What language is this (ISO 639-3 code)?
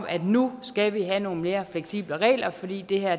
dan